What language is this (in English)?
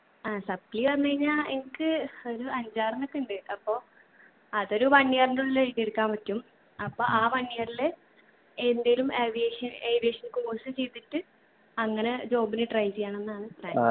Malayalam